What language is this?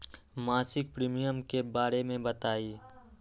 Magahi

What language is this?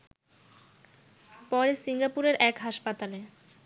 Bangla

